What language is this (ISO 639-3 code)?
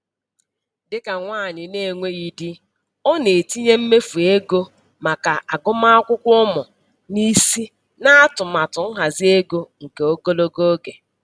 ibo